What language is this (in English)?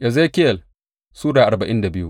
Hausa